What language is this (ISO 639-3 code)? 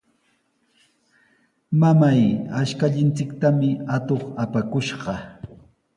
qws